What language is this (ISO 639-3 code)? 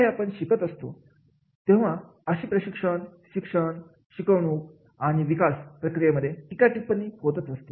mar